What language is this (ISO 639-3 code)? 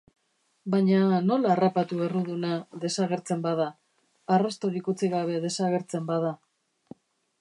eus